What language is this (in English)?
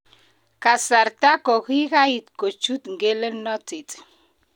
Kalenjin